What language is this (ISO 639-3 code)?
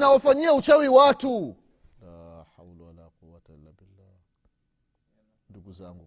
swa